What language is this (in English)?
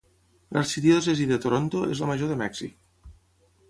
Catalan